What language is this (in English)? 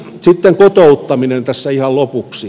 Finnish